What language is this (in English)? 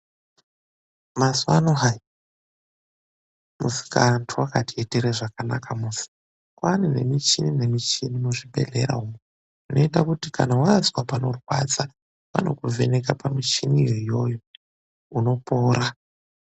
Ndau